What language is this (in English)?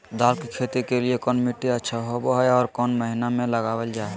Magahi